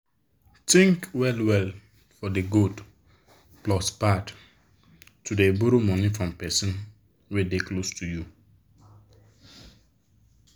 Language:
Nigerian Pidgin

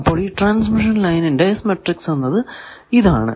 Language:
Malayalam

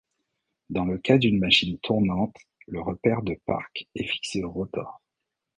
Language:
French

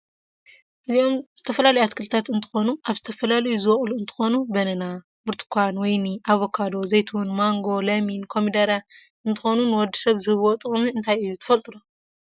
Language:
Tigrinya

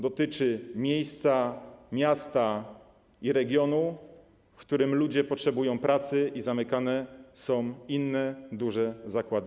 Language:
Polish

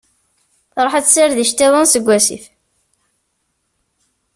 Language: Kabyle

